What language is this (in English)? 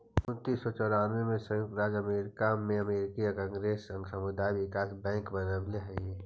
Magahi